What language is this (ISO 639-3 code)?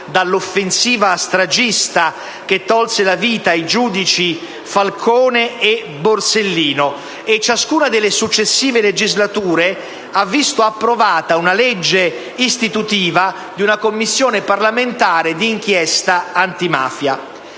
ita